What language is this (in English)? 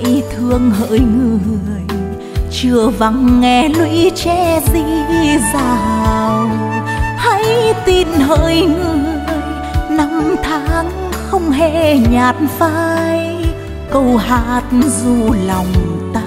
Vietnamese